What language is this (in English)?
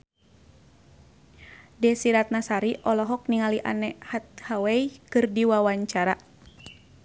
Sundanese